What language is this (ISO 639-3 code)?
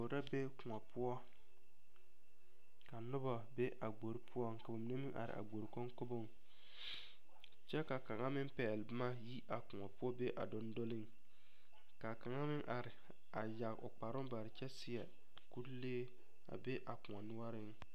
dga